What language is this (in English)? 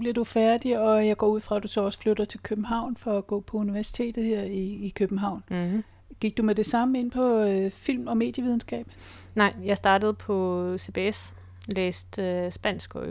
Danish